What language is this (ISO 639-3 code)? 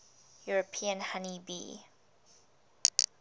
eng